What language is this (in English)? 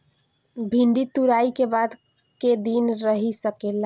Bhojpuri